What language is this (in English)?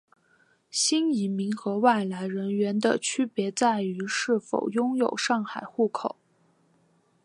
Chinese